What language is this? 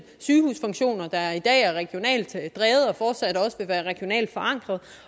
Danish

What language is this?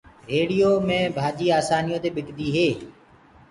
Gurgula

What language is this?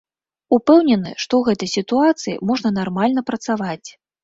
Belarusian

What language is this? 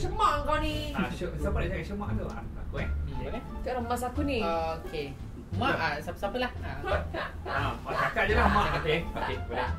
Malay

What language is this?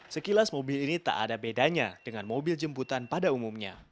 Indonesian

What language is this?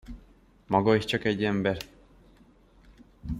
Hungarian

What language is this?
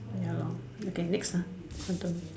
English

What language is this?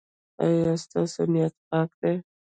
Pashto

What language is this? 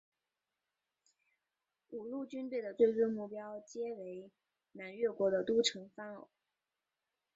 Chinese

